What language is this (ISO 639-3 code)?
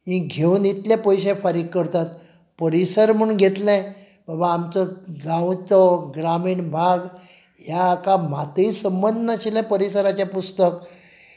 kok